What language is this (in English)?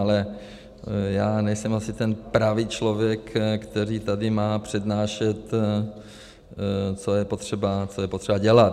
Czech